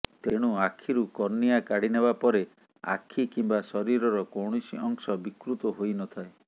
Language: Odia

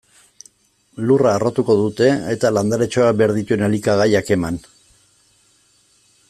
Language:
Basque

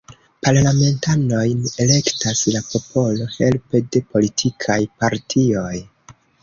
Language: Esperanto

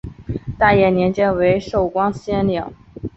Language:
Chinese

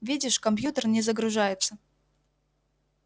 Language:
Russian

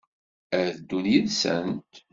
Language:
Kabyle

